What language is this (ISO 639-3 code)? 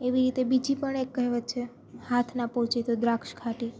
guj